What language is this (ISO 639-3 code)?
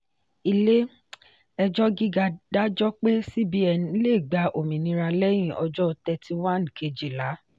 yor